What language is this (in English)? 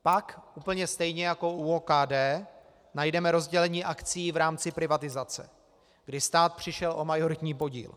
Czech